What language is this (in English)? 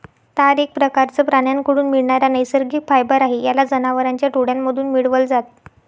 Marathi